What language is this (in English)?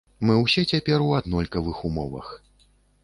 Belarusian